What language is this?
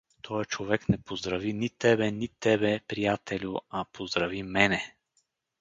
Bulgarian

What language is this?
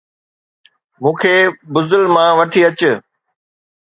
Sindhi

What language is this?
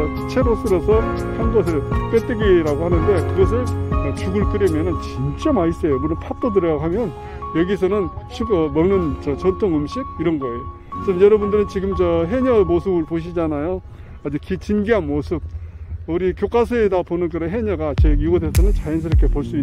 Korean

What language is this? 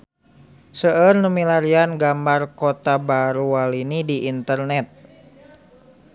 Sundanese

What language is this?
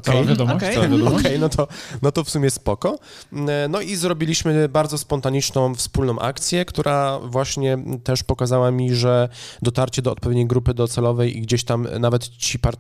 Polish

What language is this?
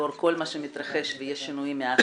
Hebrew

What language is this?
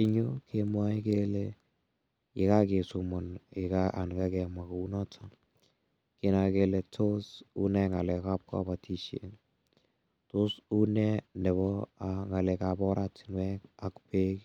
Kalenjin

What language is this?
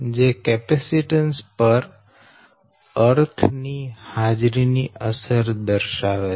Gujarati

